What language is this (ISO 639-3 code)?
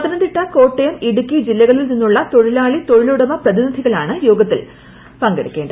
mal